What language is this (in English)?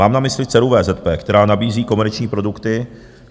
Czech